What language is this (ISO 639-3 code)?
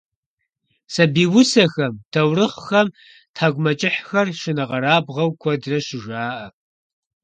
kbd